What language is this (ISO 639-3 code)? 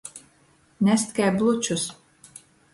ltg